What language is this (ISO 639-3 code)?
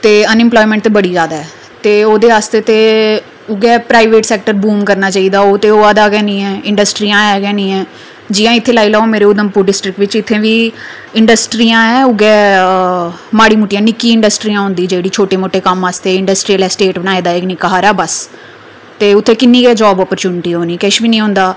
doi